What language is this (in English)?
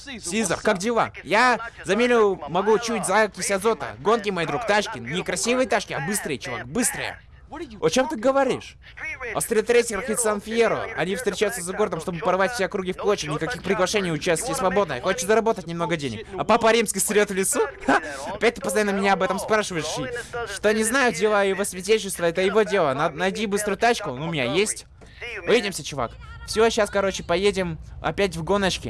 Russian